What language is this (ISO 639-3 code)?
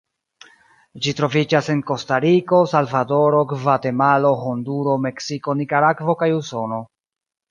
epo